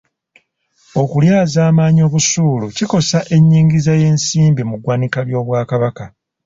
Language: Ganda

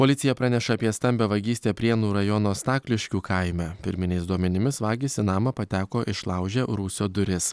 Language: Lithuanian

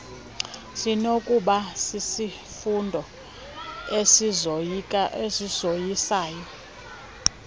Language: Xhosa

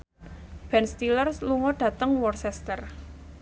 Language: Javanese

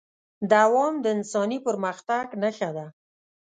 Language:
Pashto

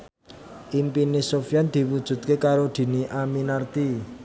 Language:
Javanese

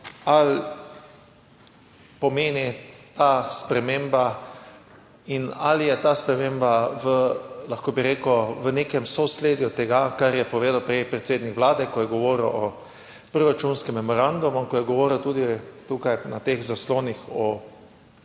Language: Slovenian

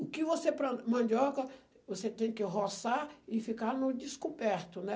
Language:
Portuguese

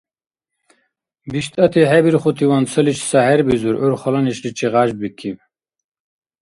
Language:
Dargwa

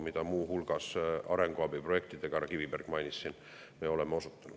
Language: Estonian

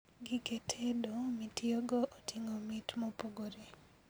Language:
Luo (Kenya and Tanzania)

